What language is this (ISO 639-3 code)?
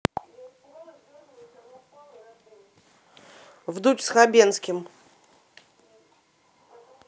rus